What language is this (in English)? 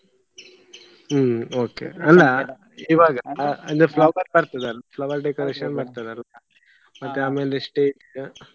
Kannada